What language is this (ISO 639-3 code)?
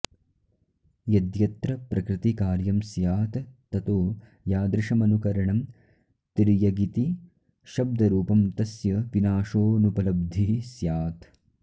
san